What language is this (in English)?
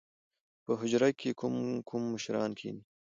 Pashto